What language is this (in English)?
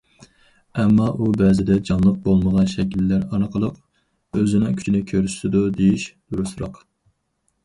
Uyghur